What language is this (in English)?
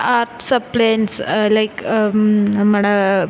Malayalam